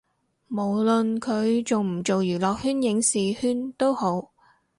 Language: Cantonese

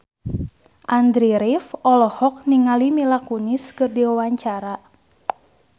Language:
Sundanese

